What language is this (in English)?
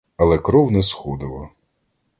Ukrainian